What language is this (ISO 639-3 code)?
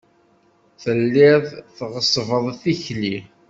kab